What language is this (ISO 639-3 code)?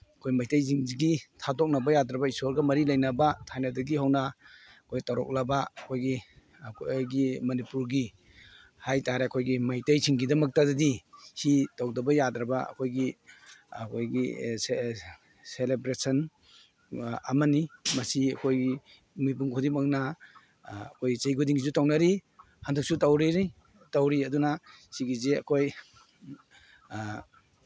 mni